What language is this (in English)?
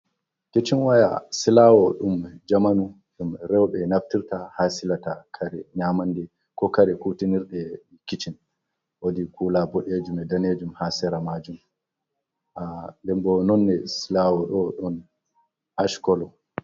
Fula